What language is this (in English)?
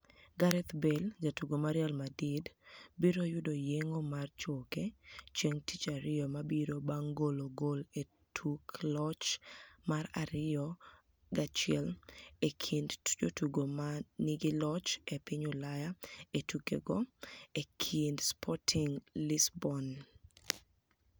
Luo (Kenya and Tanzania)